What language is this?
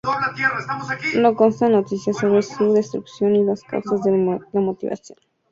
Spanish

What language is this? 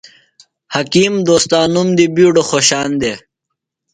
Phalura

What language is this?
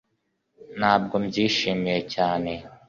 Kinyarwanda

